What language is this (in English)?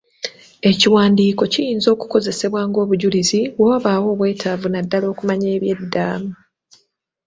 Ganda